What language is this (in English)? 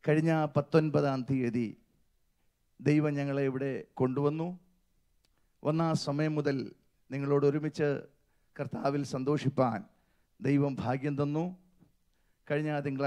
Arabic